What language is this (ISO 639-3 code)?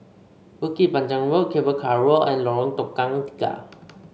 eng